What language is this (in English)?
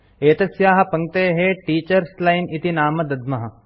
Sanskrit